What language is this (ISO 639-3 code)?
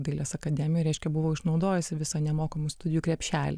lit